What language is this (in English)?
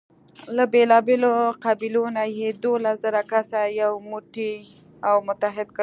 Pashto